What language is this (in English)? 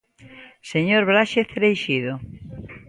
Galician